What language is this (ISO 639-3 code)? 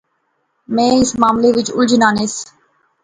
phr